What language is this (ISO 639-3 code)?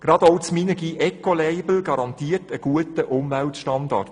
gsw